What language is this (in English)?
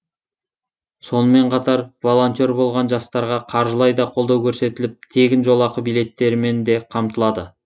Kazakh